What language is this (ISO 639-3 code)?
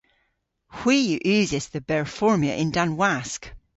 cor